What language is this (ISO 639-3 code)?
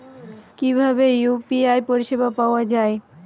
ben